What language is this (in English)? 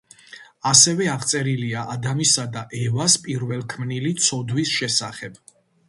Georgian